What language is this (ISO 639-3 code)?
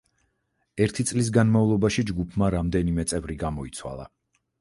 kat